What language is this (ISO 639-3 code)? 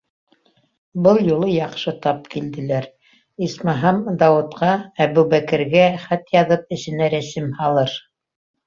bak